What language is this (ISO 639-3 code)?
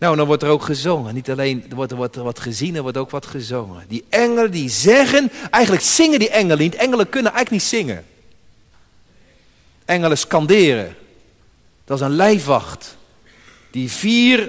nld